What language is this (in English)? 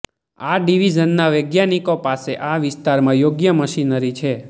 Gujarati